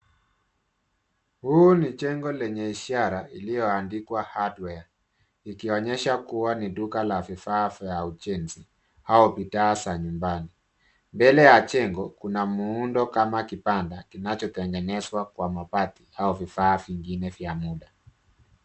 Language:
Swahili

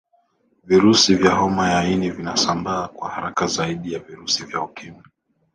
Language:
Swahili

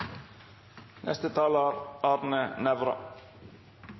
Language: Norwegian Nynorsk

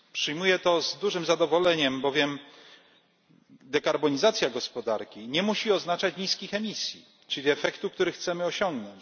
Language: Polish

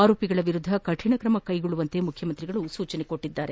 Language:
Kannada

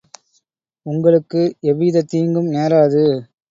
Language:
Tamil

